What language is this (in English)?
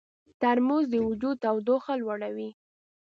Pashto